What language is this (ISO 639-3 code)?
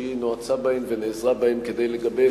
heb